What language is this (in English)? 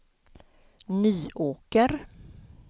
Swedish